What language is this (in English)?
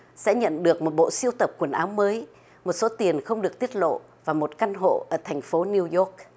Vietnamese